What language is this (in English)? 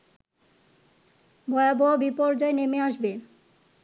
Bangla